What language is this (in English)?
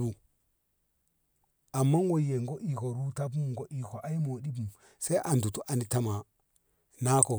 Ngamo